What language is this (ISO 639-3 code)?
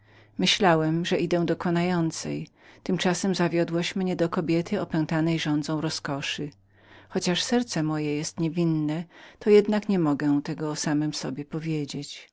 pol